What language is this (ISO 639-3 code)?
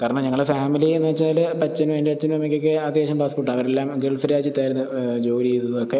mal